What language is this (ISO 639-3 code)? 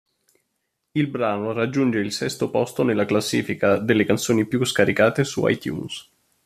ita